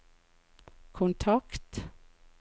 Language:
Norwegian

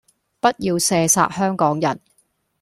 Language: Cantonese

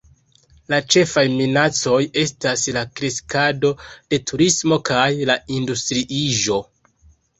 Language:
Esperanto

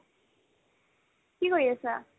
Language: Assamese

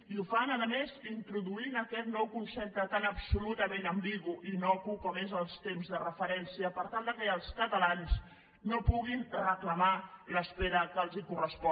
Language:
Catalan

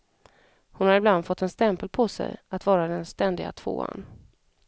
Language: Swedish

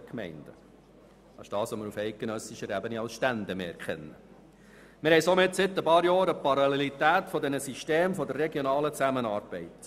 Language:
Swiss German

